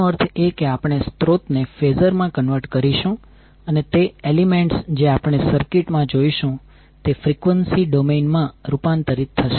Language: Gujarati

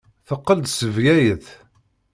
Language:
Kabyle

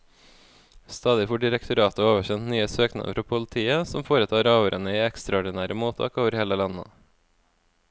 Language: Norwegian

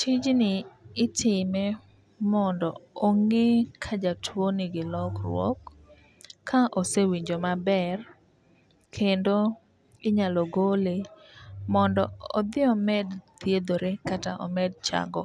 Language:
Luo (Kenya and Tanzania)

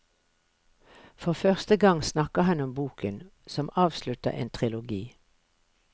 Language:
Norwegian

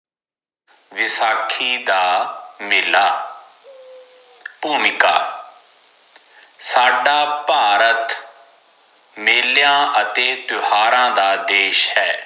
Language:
Punjabi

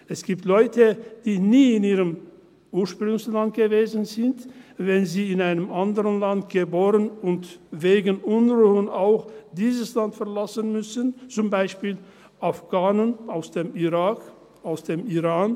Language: Swiss German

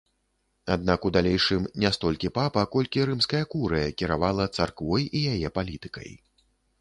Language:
Belarusian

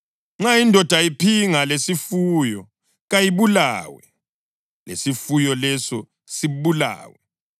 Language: North Ndebele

